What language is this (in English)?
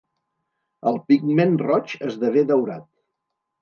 Catalan